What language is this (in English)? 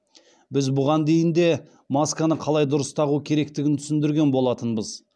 Kazakh